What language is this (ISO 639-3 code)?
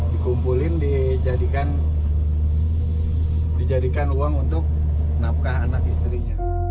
ind